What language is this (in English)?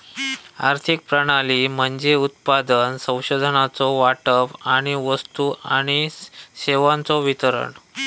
Marathi